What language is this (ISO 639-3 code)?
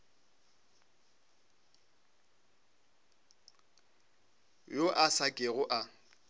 nso